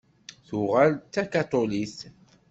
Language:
Kabyle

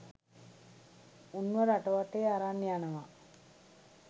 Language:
Sinhala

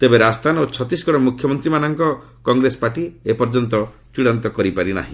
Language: Odia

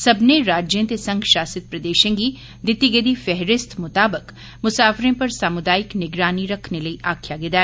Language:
Dogri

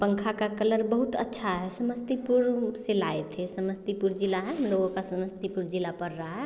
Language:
Hindi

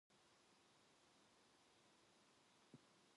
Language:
Korean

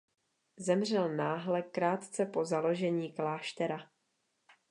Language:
Czech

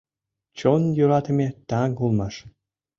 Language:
Mari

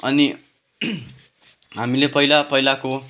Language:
Nepali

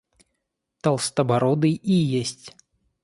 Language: Russian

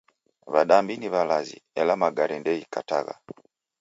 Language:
Taita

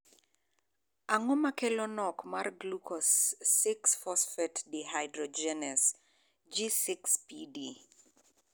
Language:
Luo (Kenya and Tanzania)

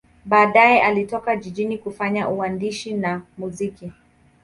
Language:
Swahili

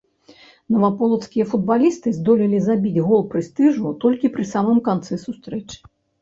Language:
Belarusian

